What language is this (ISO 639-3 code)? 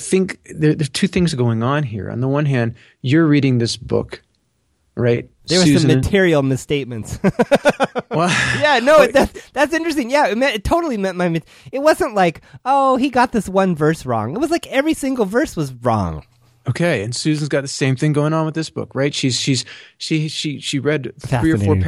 eng